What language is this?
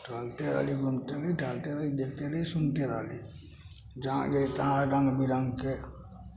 Maithili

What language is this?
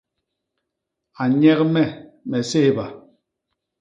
Basaa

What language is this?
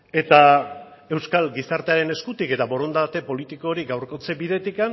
Basque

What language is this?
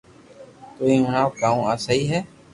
Loarki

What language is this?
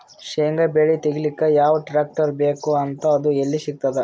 Kannada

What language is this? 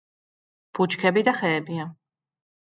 Georgian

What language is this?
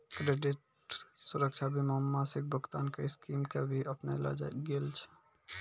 Maithili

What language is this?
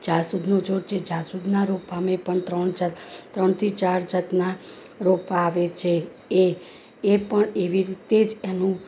Gujarati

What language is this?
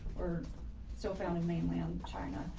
English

